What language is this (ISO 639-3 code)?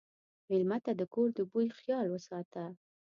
pus